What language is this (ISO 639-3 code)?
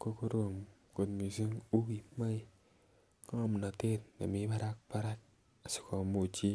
kln